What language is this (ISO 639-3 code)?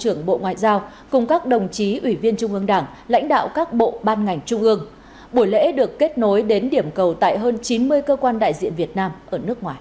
vie